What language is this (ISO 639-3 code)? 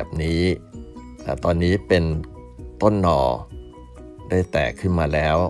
tha